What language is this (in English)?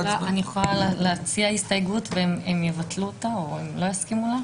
Hebrew